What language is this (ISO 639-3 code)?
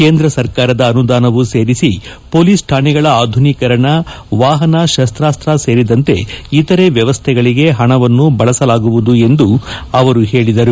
kan